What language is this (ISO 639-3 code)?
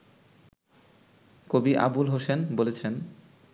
ben